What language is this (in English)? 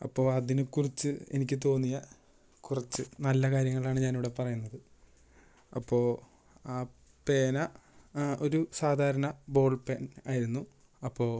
Malayalam